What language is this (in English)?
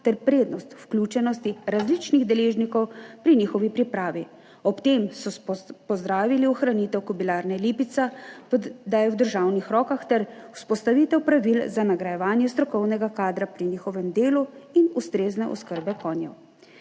Slovenian